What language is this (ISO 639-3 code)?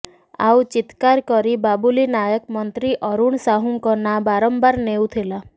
ori